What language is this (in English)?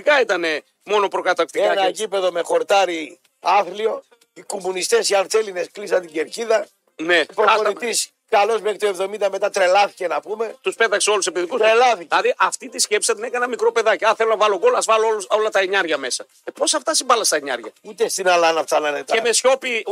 Greek